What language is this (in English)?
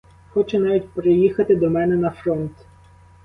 Ukrainian